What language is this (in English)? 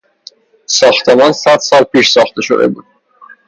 Persian